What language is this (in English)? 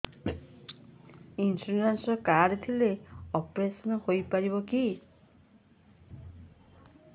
Odia